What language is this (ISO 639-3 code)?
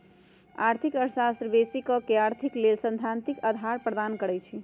mag